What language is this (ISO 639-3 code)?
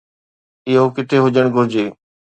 snd